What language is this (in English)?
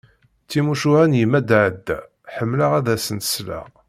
Kabyle